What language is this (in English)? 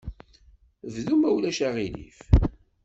Kabyle